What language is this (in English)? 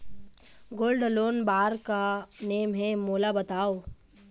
Chhattisgarhi